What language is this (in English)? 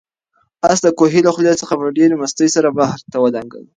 Pashto